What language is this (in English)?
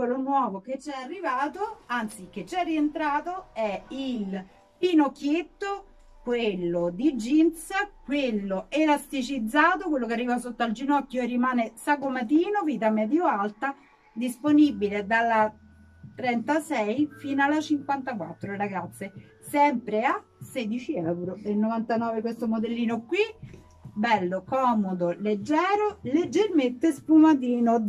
Italian